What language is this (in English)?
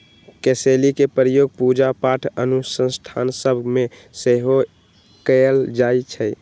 Magahi